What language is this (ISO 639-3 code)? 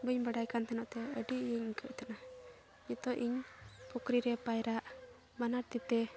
sat